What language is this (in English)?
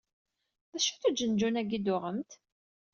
Kabyle